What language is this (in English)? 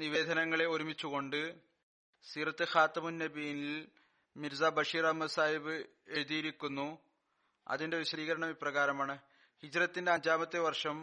Malayalam